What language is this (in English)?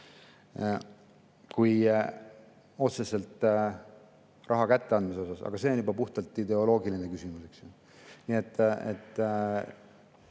Estonian